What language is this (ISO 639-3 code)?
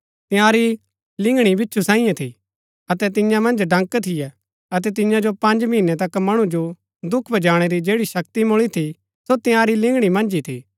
gbk